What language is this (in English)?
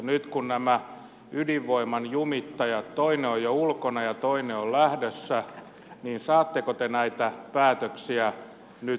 Finnish